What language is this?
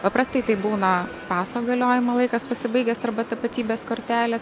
Lithuanian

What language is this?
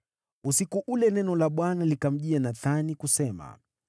Swahili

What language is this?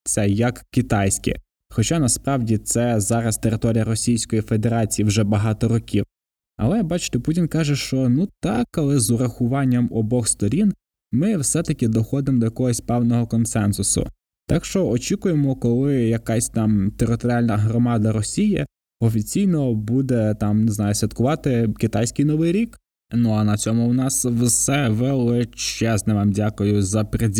Ukrainian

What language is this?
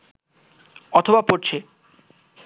Bangla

